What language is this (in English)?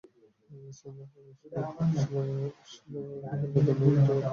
Bangla